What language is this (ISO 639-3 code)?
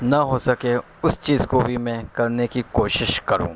urd